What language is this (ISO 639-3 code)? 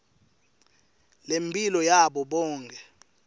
ssw